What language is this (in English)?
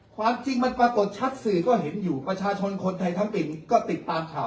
Thai